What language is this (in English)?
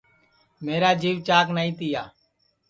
Sansi